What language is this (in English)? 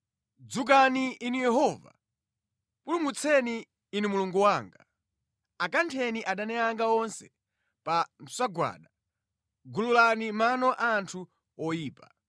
Nyanja